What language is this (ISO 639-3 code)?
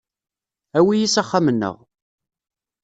kab